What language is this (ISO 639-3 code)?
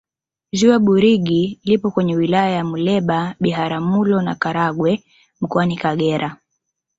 swa